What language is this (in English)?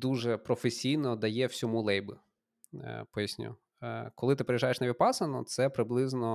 Ukrainian